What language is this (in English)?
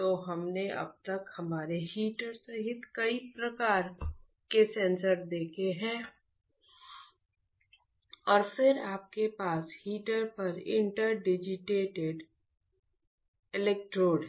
Hindi